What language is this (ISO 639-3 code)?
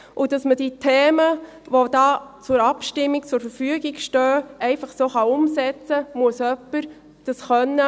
gsw